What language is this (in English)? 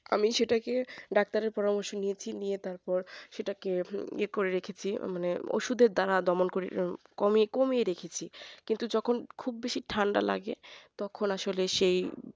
Bangla